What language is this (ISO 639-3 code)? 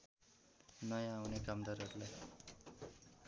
nep